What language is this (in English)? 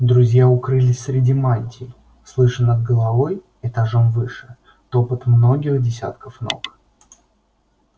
Russian